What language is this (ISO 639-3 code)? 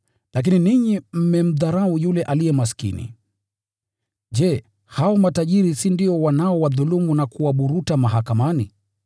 swa